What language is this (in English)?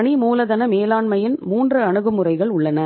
Tamil